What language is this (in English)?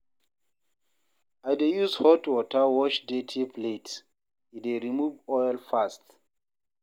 Nigerian Pidgin